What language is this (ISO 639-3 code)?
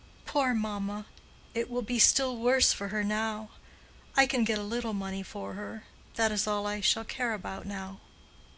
eng